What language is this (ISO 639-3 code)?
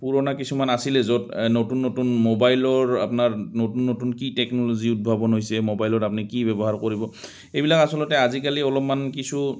asm